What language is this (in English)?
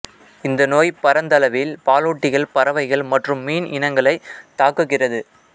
Tamil